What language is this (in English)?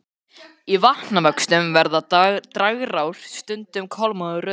Icelandic